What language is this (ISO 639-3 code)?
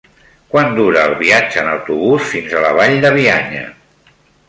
cat